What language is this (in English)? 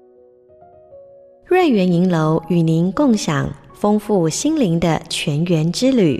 Chinese